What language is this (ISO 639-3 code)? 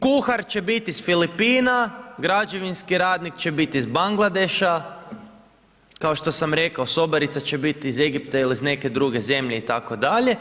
hrv